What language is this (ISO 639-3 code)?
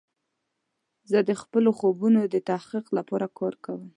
pus